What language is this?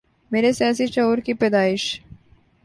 Urdu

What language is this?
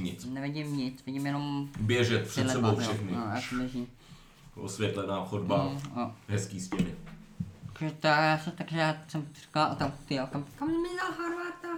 Czech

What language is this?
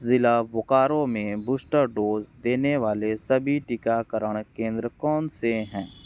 Hindi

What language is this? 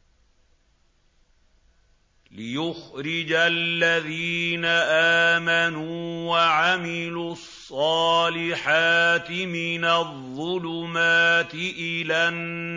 Arabic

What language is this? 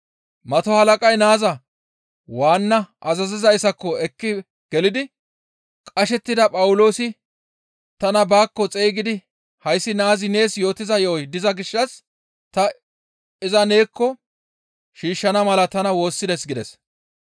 Gamo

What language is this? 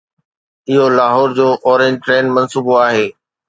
Sindhi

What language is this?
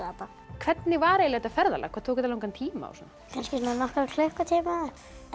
Icelandic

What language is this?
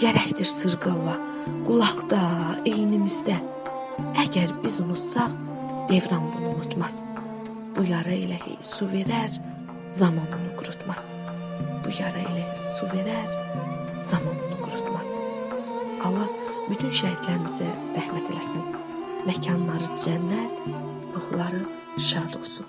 Turkish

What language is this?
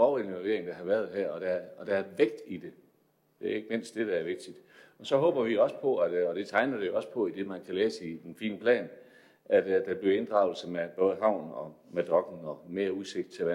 Danish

